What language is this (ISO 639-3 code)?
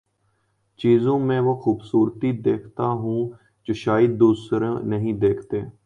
urd